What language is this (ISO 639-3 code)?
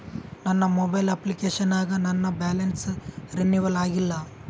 kan